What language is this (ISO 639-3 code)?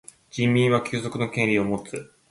jpn